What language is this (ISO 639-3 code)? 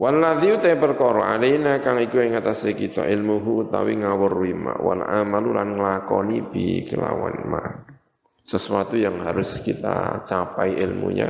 ind